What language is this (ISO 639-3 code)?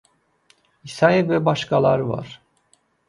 aze